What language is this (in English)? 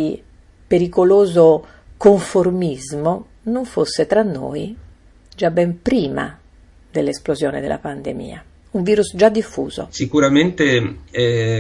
Italian